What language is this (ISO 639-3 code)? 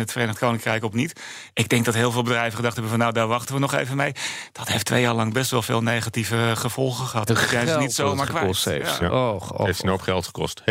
nld